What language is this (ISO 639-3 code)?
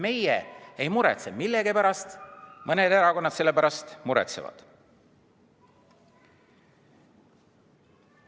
est